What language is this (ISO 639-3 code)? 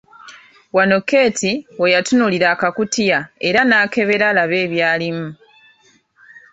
lug